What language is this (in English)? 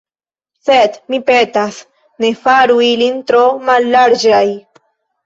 Esperanto